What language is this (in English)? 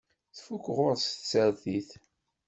Kabyle